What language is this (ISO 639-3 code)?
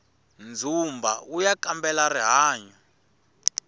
tso